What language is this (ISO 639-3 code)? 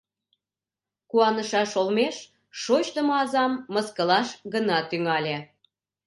chm